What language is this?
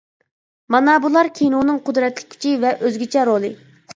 Uyghur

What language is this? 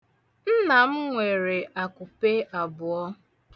Igbo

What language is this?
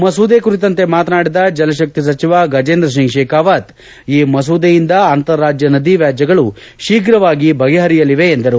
Kannada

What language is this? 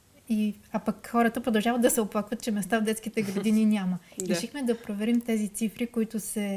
Bulgarian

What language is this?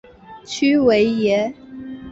Chinese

